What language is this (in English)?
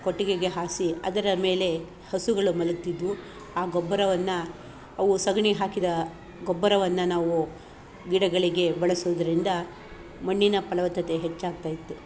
Kannada